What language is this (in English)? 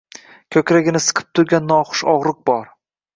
Uzbek